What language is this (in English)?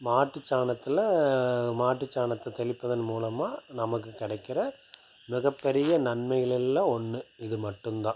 Tamil